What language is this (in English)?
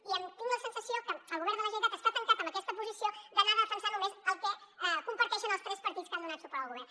Catalan